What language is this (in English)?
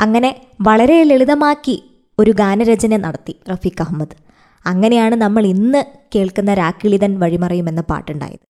Malayalam